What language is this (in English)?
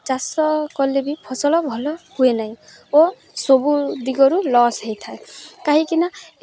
Odia